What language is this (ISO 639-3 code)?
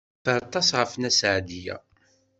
kab